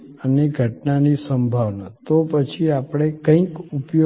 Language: Gujarati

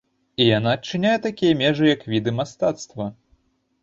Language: Belarusian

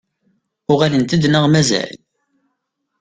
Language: Kabyle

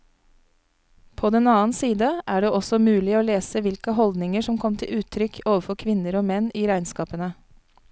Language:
Norwegian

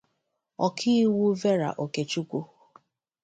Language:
Igbo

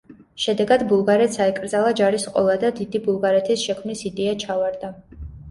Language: Georgian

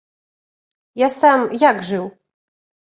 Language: Belarusian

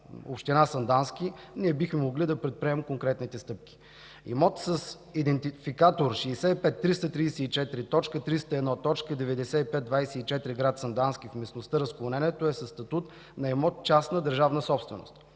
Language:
Bulgarian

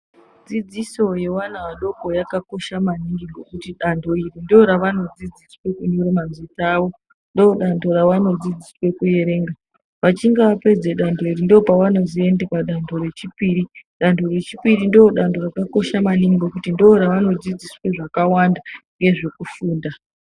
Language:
Ndau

